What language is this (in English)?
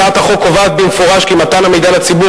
Hebrew